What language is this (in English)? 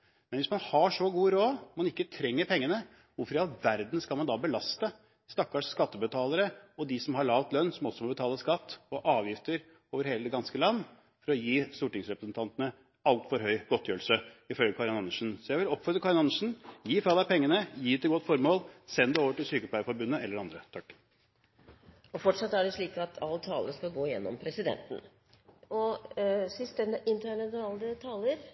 Norwegian Bokmål